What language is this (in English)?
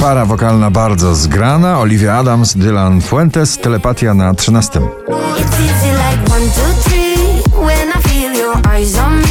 Polish